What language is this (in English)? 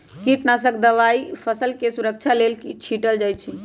Magahi